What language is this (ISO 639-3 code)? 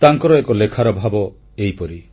ori